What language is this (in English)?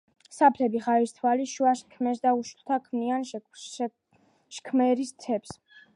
Georgian